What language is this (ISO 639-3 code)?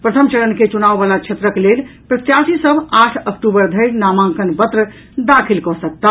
mai